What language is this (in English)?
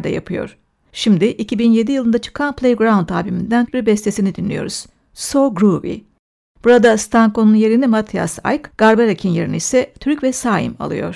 Turkish